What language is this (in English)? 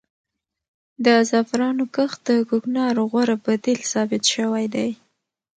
Pashto